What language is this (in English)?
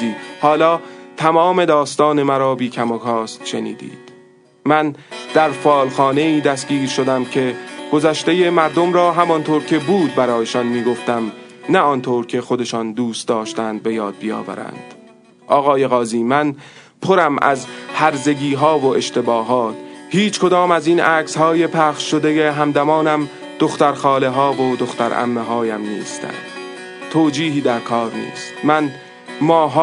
Persian